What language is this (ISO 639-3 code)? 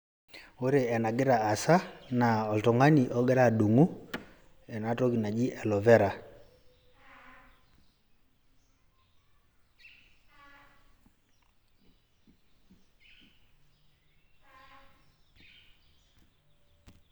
mas